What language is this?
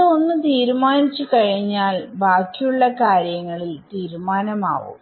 Malayalam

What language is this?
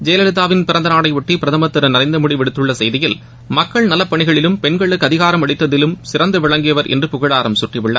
Tamil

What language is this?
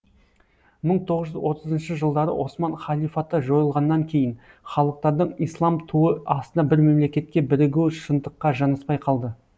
Kazakh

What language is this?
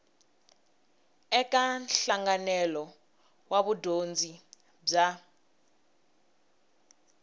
Tsonga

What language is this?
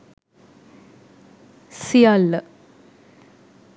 Sinhala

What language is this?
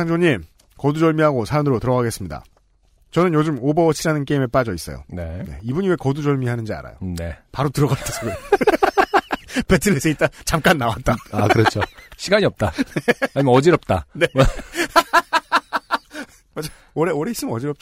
Korean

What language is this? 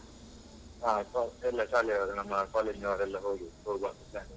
Kannada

